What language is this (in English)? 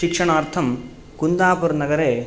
Sanskrit